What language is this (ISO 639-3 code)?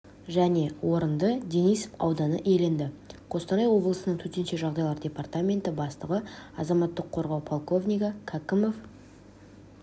kaz